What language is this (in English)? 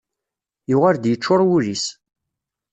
Kabyle